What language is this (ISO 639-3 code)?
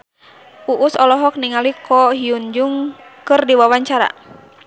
sun